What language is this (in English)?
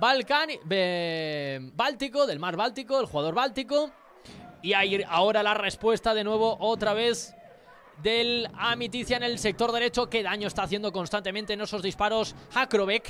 Spanish